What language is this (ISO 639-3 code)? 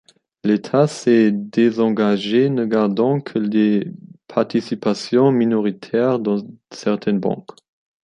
fra